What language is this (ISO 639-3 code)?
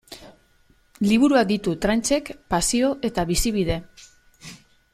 eus